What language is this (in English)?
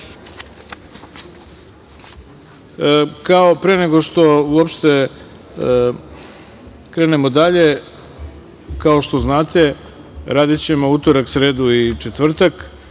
Serbian